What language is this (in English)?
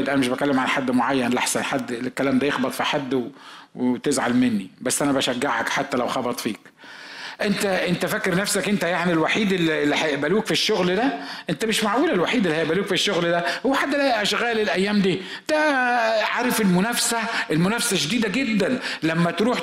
Arabic